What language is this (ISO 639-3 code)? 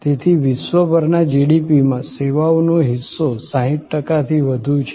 guj